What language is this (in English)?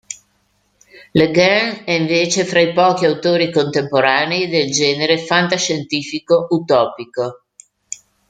Italian